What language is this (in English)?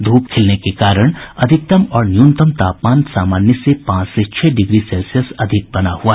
Hindi